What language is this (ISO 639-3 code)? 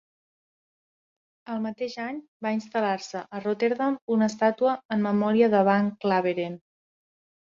cat